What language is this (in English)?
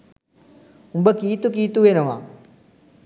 Sinhala